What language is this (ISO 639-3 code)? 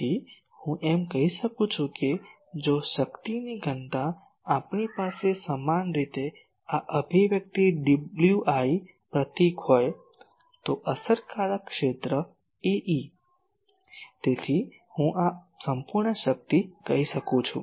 guj